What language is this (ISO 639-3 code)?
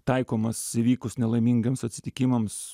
lit